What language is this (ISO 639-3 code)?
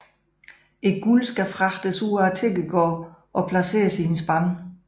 dan